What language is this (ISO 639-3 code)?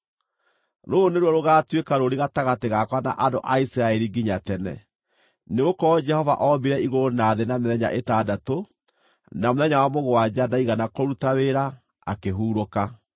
kik